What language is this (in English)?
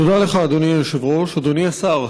Hebrew